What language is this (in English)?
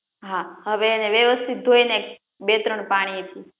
Gujarati